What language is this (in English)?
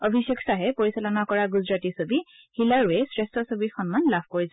Assamese